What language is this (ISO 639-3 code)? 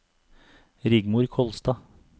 nor